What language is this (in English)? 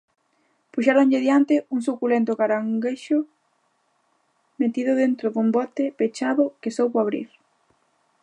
Galician